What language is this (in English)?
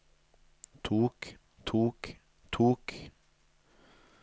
Norwegian